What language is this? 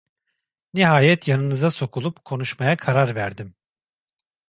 Turkish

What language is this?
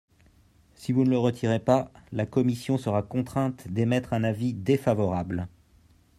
French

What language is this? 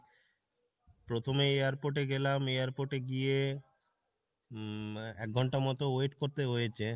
Bangla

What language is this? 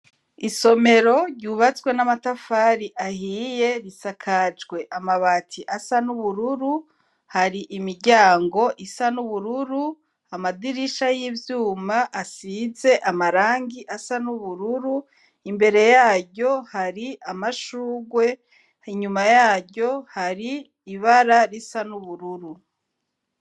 Rundi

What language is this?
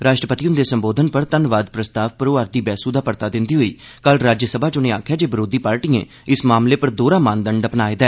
Dogri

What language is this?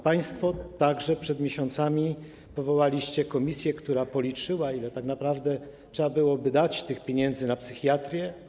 Polish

